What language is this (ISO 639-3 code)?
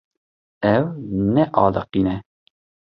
kur